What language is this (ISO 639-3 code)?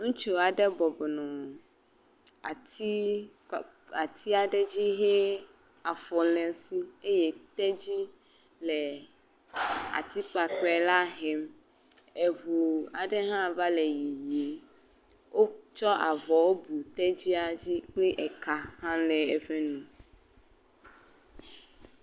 ewe